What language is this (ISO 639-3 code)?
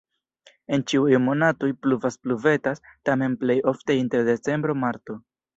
epo